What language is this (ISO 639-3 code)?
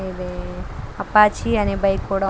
tel